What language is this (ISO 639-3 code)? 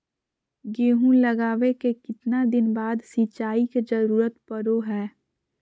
mag